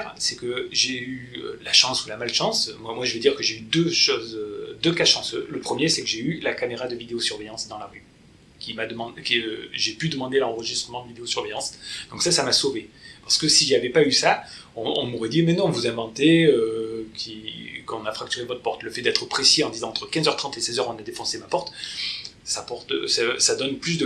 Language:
French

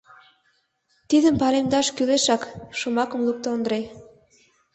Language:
Mari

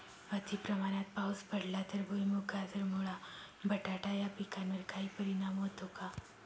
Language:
Marathi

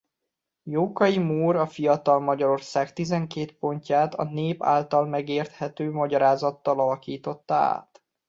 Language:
Hungarian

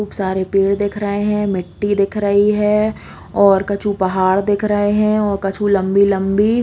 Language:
Bundeli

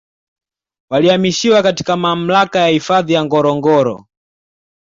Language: Swahili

